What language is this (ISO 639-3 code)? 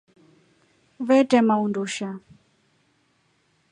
rof